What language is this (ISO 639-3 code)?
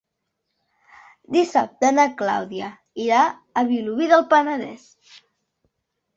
cat